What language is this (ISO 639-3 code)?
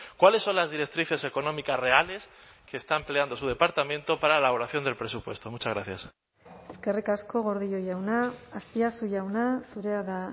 spa